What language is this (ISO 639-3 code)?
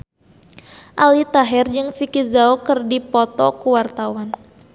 sun